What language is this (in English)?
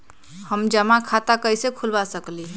Magahi